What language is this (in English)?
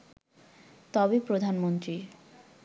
Bangla